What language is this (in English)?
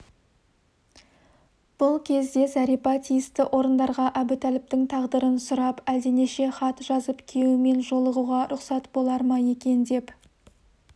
Kazakh